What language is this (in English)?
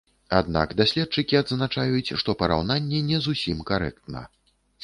Belarusian